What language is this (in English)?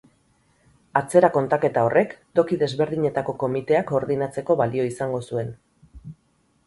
Basque